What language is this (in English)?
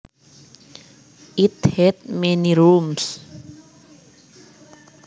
Javanese